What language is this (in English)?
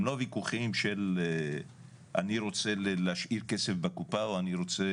Hebrew